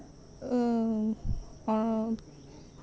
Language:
Santali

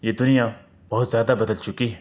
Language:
Urdu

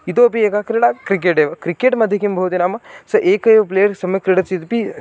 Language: Sanskrit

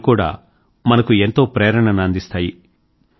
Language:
Telugu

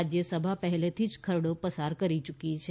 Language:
Gujarati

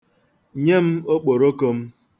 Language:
Igbo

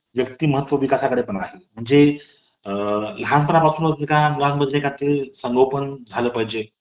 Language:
Marathi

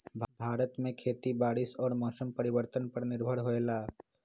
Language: Magahi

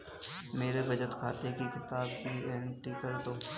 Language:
Hindi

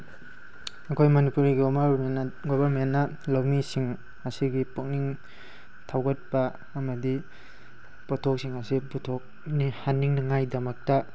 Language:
Manipuri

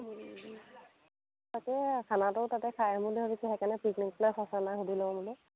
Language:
Assamese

